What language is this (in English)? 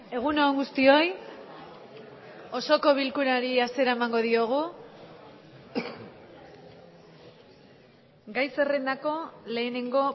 Basque